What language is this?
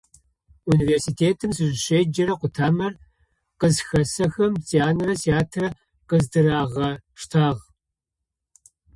Adyghe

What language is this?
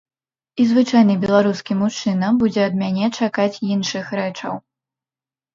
Belarusian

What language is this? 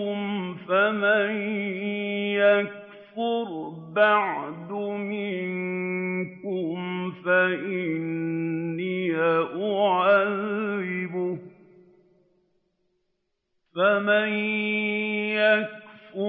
Arabic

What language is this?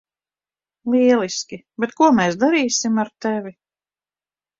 Latvian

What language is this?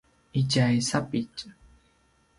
Paiwan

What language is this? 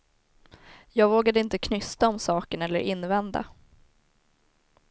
Swedish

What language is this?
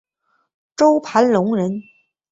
Chinese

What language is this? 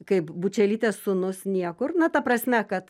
Lithuanian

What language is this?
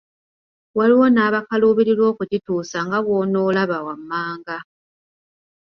Ganda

